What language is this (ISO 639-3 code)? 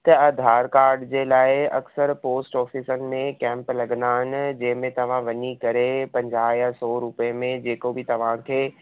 snd